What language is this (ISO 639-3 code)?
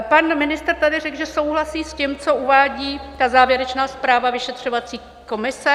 ces